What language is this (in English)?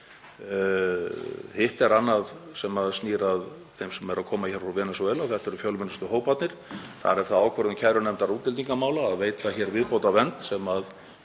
Icelandic